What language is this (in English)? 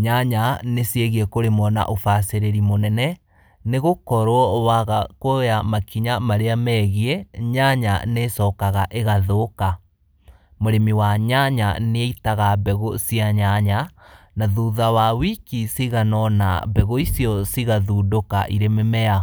Kikuyu